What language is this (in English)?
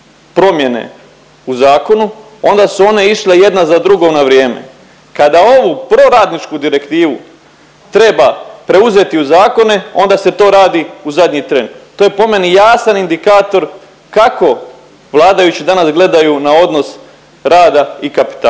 Croatian